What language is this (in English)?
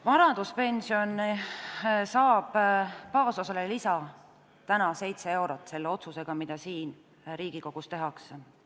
Estonian